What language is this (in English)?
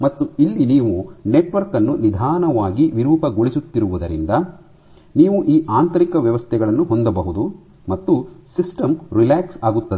Kannada